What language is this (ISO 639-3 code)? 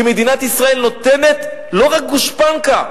heb